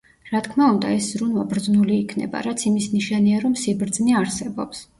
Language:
Georgian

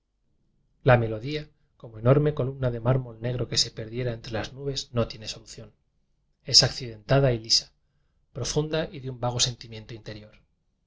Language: Spanish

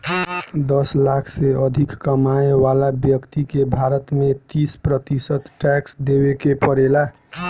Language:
Bhojpuri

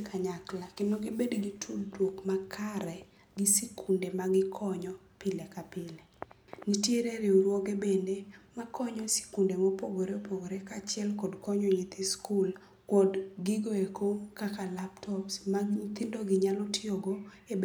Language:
Luo (Kenya and Tanzania)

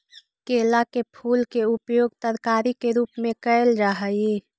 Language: Magahi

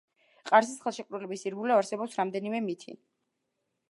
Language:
Georgian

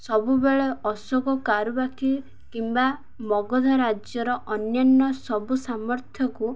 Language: Odia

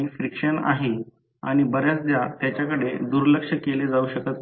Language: Marathi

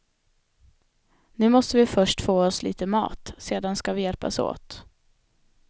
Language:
Swedish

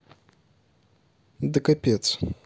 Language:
Russian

